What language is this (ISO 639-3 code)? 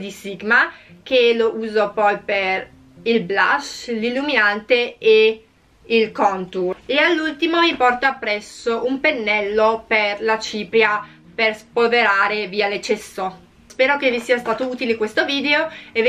ita